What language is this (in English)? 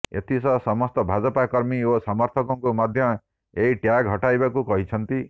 Odia